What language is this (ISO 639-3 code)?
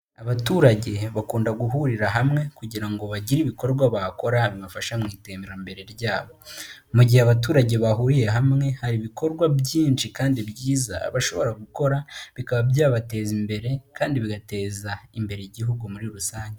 kin